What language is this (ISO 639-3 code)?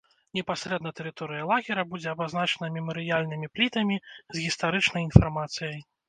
bel